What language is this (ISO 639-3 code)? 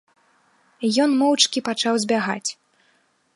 bel